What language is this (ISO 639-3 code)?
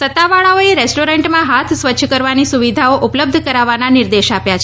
guj